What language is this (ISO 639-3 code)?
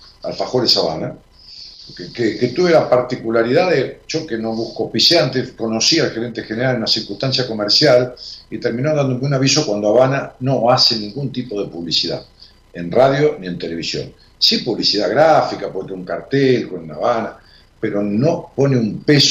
spa